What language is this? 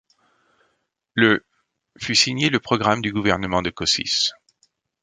French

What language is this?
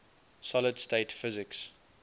English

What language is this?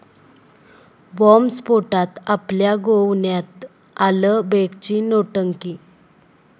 Marathi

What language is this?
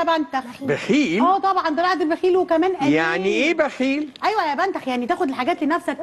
Arabic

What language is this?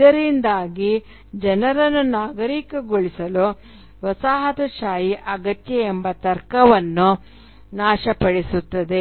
Kannada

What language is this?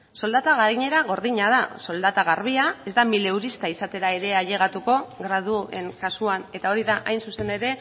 Basque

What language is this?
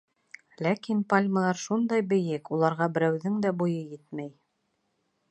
Bashkir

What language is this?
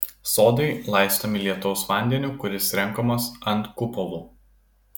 Lithuanian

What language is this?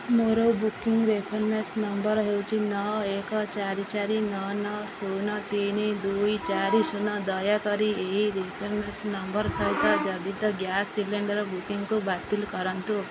Odia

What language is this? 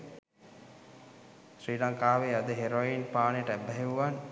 Sinhala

